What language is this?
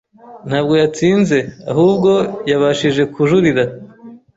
Kinyarwanda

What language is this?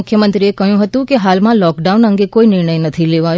Gujarati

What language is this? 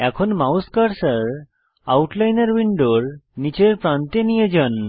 Bangla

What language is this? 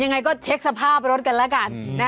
Thai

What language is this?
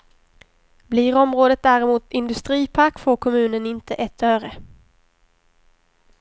Swedish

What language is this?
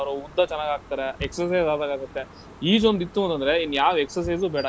Kannada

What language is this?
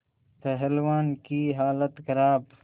Hindi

